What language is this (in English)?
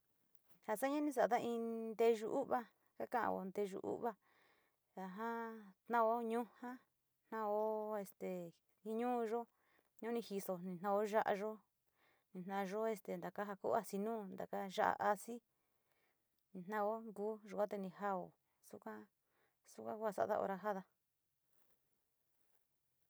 Sinicahua Mixtec